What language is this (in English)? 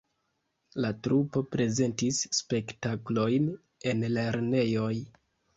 Esperanto